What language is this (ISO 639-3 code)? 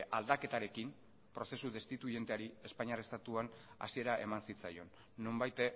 eus